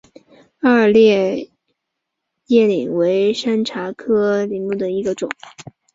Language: Chinese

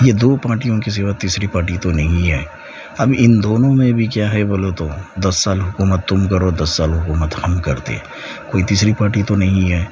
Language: Urdu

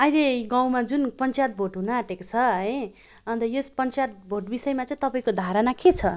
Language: Nepali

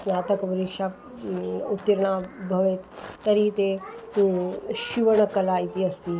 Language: Sanskrit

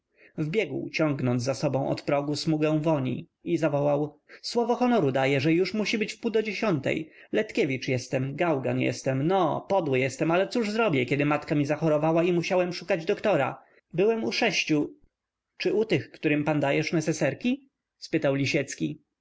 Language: Polish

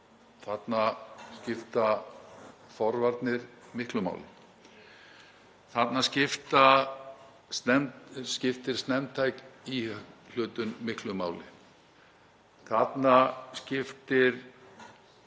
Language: Icelandic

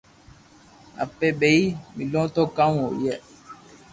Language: Loarki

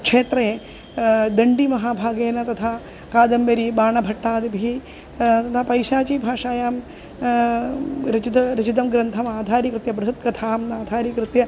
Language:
Sanskrit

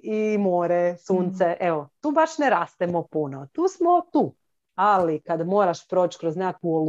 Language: Croatian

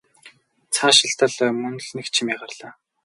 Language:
Mongolian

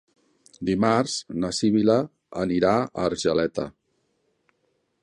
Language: Catalan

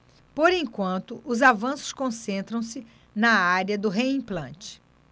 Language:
Portuguese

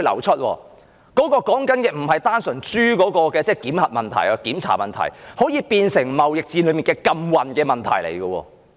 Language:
Cantonese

